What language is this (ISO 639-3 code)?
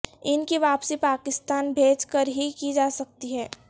urd